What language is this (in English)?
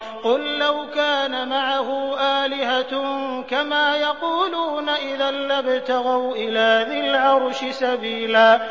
Arabic